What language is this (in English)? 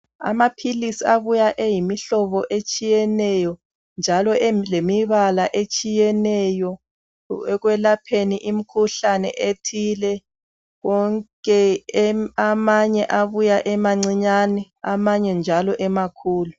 North Ndebele